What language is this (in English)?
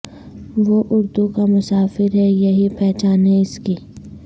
Urdu